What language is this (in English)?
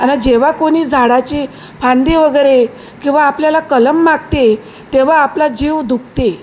Marathi